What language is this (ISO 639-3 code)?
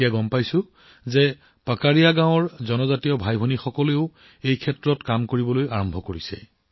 asm